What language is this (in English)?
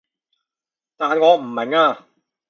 Cantonese